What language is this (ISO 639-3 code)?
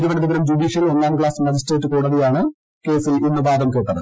mal